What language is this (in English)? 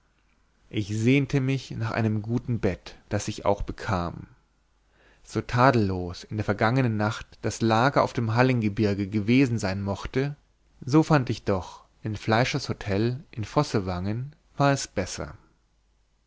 German